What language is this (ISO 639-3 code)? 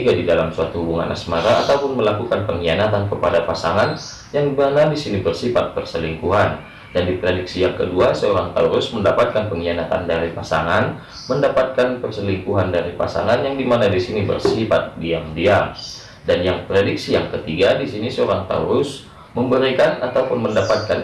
ind